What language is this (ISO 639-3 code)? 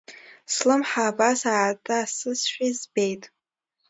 abk